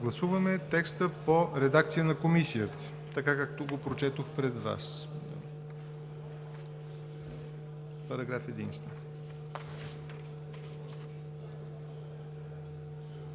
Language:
Bulgarian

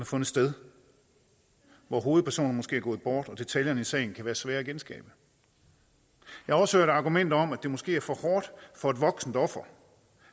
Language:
Danish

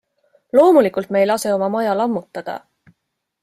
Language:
Estonian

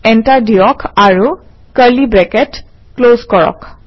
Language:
Assamese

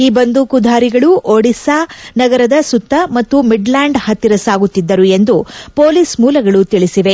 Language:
Kannada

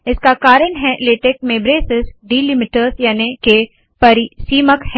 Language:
Hindi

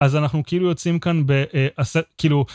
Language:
Hebrew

